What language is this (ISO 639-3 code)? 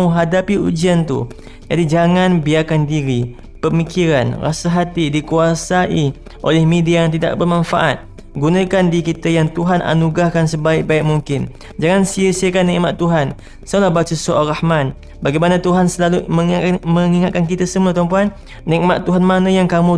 msa